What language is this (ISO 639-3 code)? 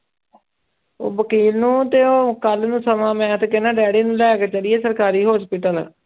pan